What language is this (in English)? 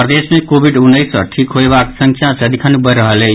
Maithili